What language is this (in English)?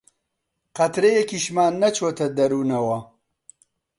Central Kurdish